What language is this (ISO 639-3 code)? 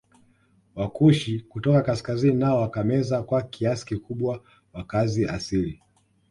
swa